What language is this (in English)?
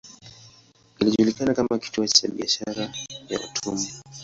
Swahili